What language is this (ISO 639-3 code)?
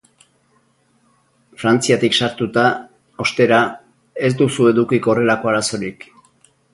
eus